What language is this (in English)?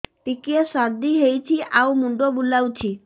Odia